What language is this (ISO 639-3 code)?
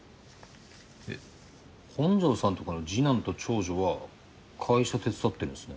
jpn